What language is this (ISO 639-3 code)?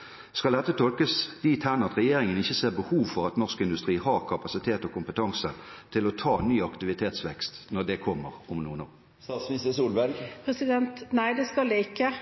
nob